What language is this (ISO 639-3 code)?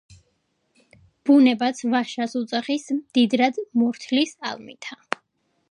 kat